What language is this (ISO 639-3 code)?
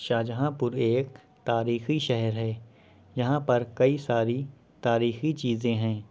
urd